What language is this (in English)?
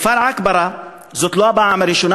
Hebrew